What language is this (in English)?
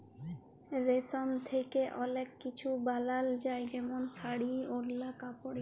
Bangla